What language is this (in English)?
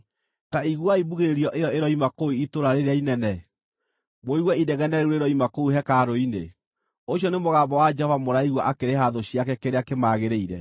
Kikuyu